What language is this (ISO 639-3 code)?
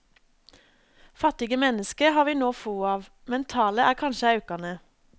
nor